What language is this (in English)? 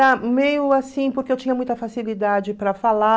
Portuguese